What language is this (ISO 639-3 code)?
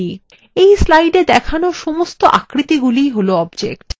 ben